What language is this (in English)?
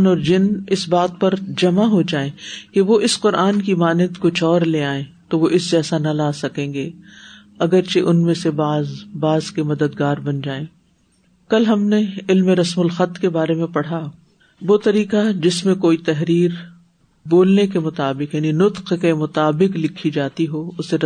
Urdu